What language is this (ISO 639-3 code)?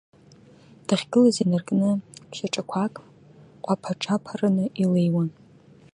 abk